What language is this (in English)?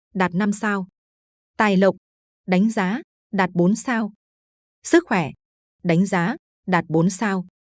Vietnamese